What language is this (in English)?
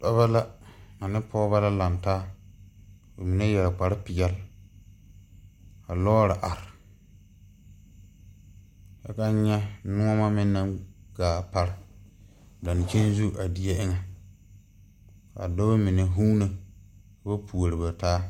Southern Dagaare